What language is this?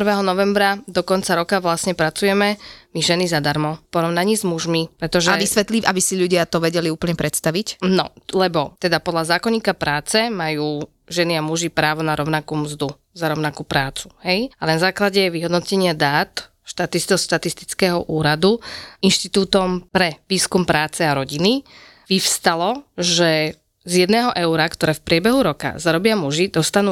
Slovak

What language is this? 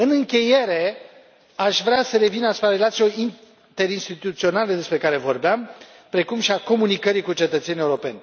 Romanian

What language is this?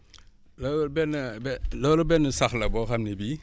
Wolof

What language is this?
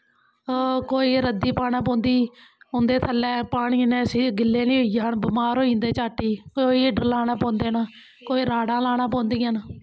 Dogri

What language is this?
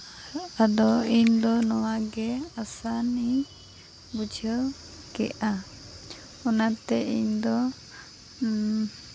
Santali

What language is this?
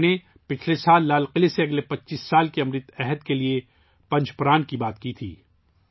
Urdu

